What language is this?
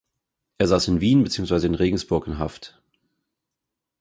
German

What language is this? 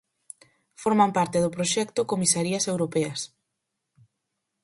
Galician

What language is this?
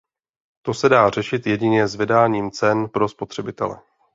Czech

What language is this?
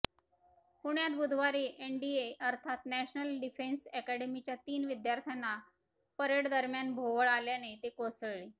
Marathi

